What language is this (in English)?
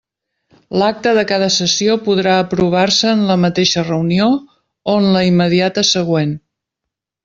Catalan